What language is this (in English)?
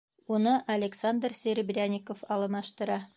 Bashkir